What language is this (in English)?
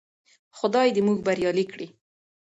Pashto